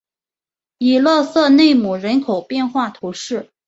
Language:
Chinese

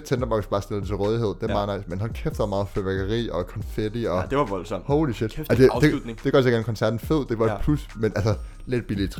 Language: Danish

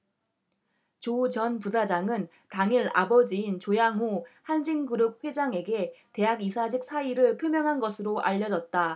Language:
Korean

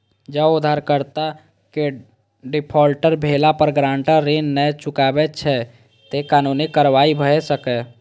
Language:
Maithili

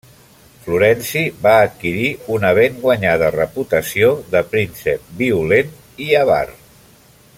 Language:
Catalan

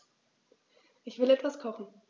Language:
German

